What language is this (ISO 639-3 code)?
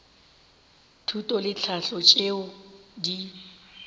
nso